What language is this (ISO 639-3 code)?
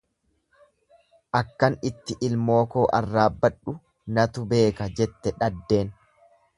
orm